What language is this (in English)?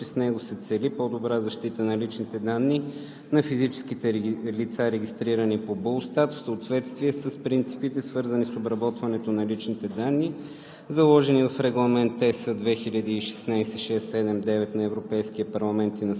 Bulgarian